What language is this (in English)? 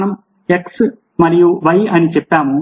Telugu